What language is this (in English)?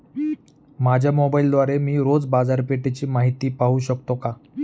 Marathi